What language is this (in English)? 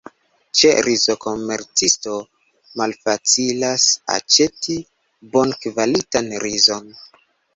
Esperanto